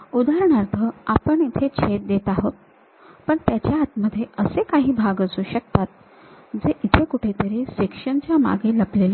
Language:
Marathi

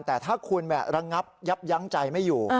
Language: Thai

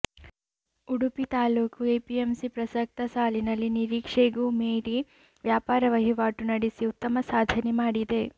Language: Kannada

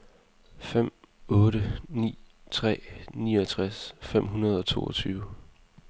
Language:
Danish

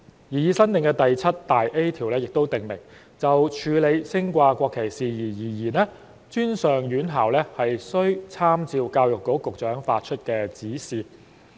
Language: Cantonese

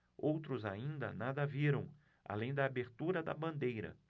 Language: Portuguese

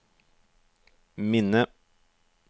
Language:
Norwegian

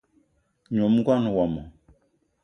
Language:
Eton (Cameroon)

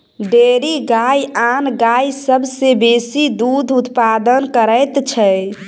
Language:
Maithili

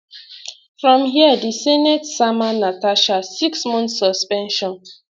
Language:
Nigerian Pidgin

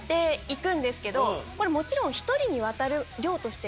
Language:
Japanese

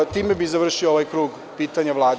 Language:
Serbian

